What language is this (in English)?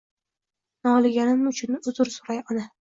Uzbek